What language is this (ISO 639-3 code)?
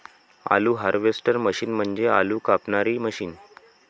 mar